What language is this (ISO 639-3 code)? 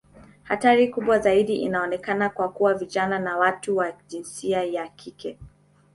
swa